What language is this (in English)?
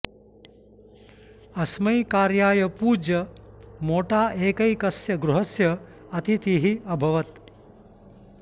Sanskrit